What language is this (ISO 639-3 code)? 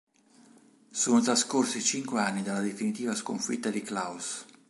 ita